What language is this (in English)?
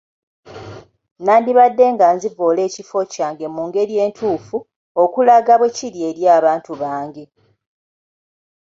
Ganda